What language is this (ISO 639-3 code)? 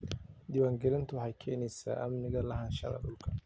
som